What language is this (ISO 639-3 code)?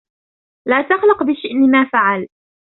ara